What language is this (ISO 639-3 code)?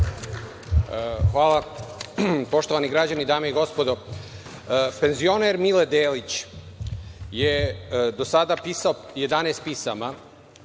srp